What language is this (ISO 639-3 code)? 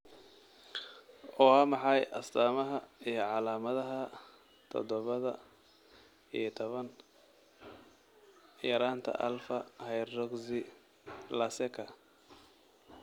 som